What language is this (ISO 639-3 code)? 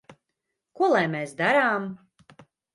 lav